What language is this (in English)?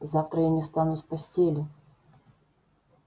Russian